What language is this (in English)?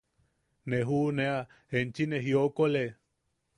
Yaqui